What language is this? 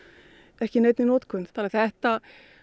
Icelandic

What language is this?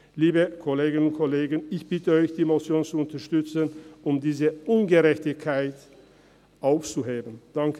Swiss German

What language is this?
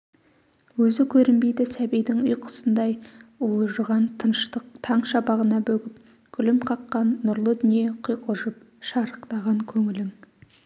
Kazakh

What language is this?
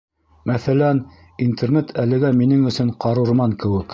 Bashkir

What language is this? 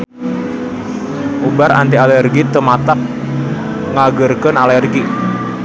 Sundanese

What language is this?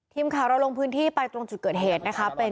Thai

